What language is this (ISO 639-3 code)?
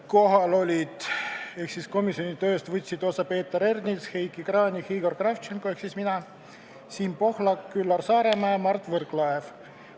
est